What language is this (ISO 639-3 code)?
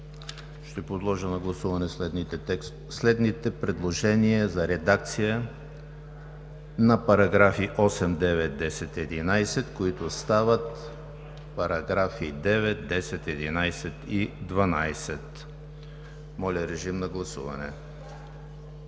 bul